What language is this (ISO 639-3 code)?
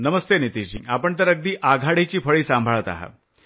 mar